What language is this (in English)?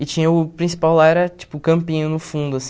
Portuguese